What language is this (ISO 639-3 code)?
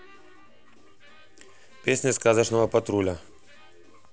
rus